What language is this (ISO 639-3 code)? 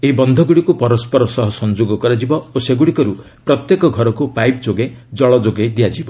ori